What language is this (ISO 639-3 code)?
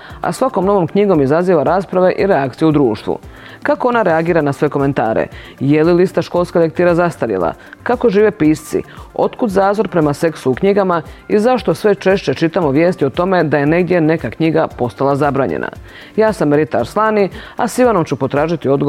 hrv